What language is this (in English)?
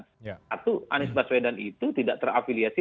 Indonesian